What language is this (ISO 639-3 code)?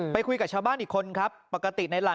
tha